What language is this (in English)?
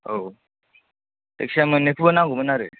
Bodo